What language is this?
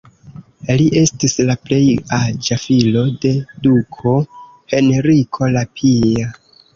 Esperanto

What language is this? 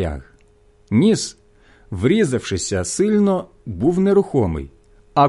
Ukrainian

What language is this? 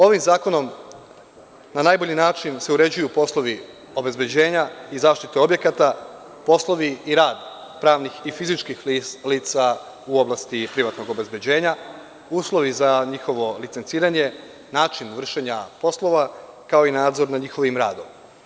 Serbian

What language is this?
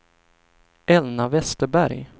Swedish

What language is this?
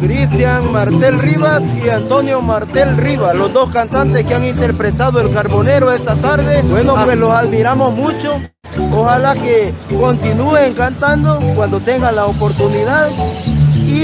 Spanish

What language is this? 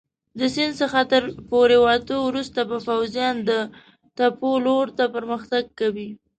Pashto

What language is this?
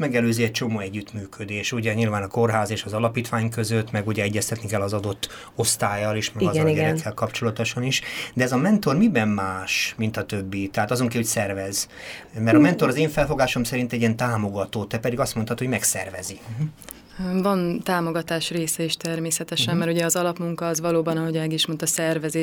Hungarian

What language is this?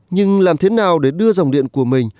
Vietnamese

